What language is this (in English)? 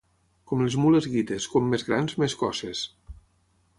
Catalan